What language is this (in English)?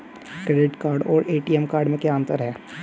Hindi